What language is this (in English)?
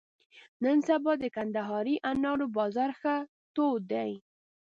Pashto